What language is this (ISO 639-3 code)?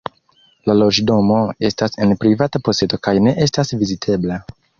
epo